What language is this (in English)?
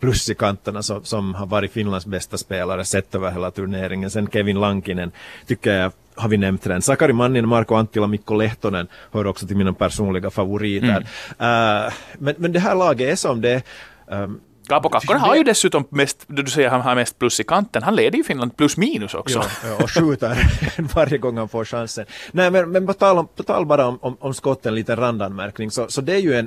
Swedish